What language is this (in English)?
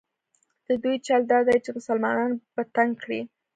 Pashto